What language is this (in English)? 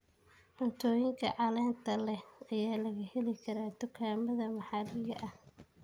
Somali